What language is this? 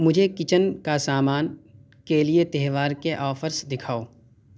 Urdu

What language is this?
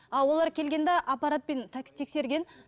Kazakh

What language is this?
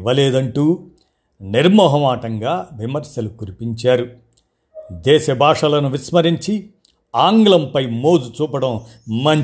Telugu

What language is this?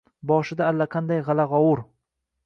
Uzbek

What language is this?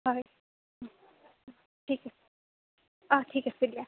Assamese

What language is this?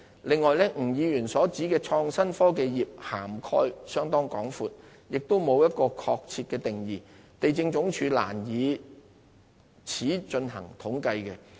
Cantonese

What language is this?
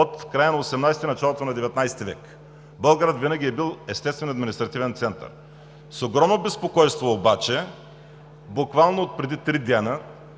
Bulgarian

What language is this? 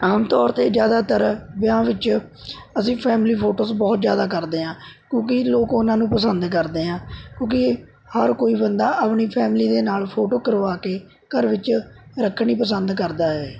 Punjabi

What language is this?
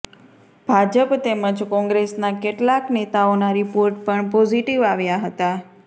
Gujarati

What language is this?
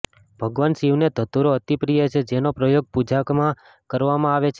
Gujarati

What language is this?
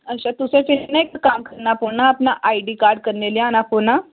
Dogri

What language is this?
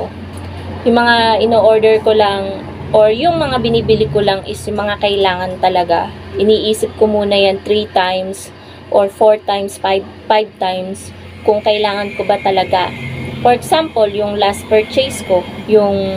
Filipino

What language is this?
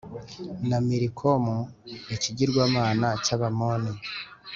Kinyarwanda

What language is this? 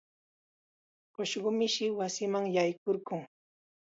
Chiquián Ancash Quechua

